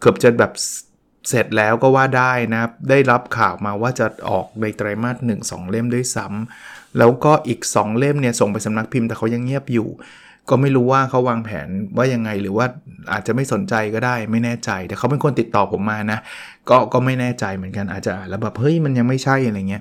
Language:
Thai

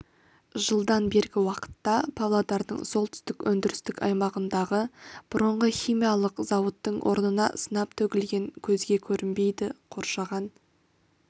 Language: Kazakh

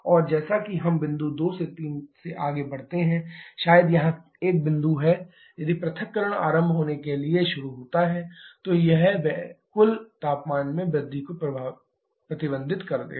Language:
Hindi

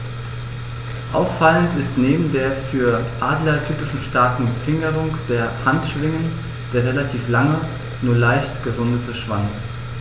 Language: German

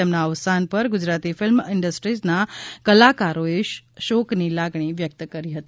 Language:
Gujarati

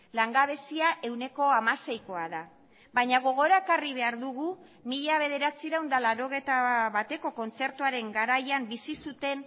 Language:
Basque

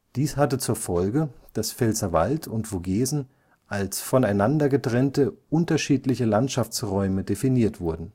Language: German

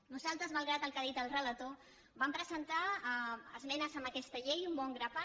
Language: Catalan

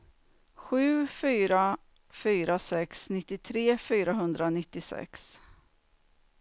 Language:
Swedish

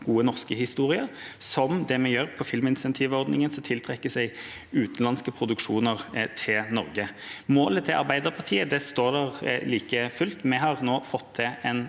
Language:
Norwegian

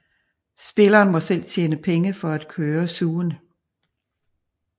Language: Danish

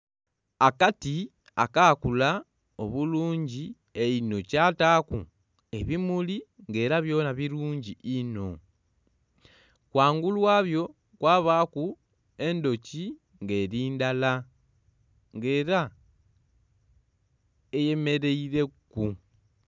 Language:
Soga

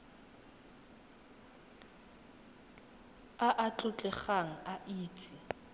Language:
Tswana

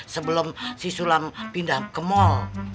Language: Indonesian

